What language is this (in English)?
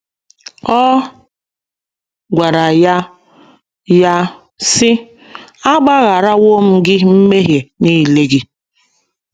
Igbo